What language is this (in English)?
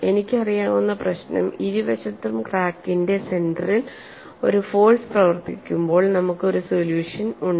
Malayalam